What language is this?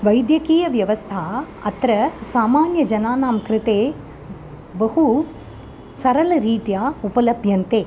Sanskrit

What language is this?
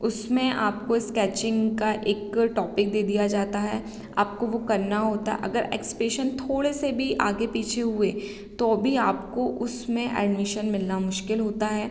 Hindi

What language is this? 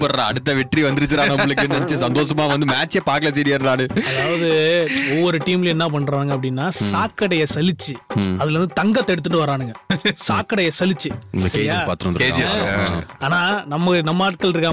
Tamil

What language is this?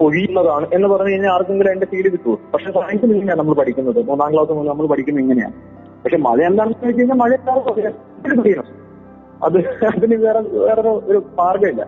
Malayalam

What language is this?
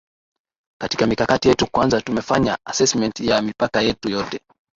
Swahili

